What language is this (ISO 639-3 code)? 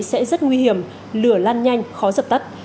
vie